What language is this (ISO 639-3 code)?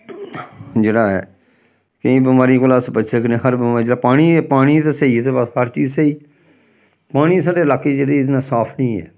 doi